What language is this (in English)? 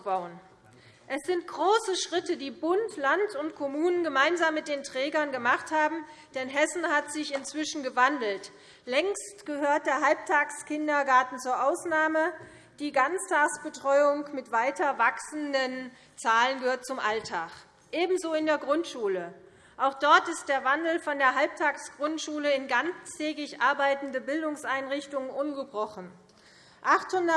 German